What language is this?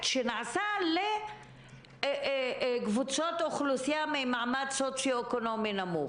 Hebrew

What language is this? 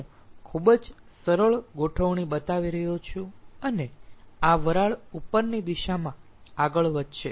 Gujarati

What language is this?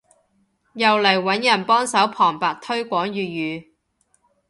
Cantonese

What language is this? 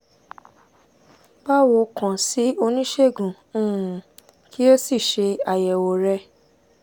Yoruba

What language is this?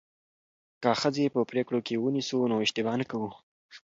Pashto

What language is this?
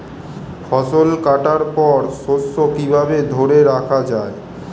Bangla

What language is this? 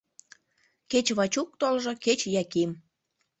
Mari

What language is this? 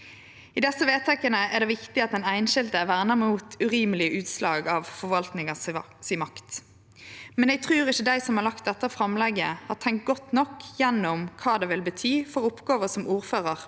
Norwegian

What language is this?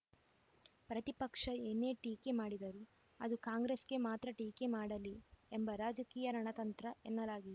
Kannada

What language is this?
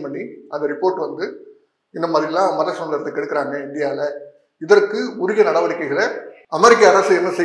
Tamil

